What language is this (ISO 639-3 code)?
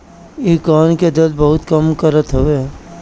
bho